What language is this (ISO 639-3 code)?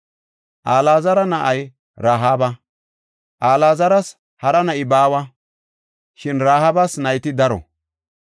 gof